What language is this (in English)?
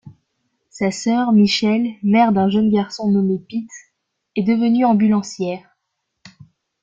French